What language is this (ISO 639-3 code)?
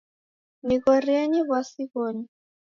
dav